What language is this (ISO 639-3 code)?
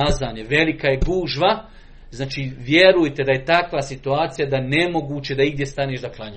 hrv